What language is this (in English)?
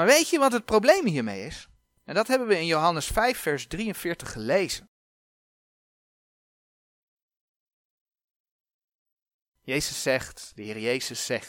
Dutch